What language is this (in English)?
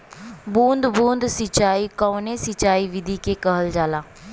Bhojpuri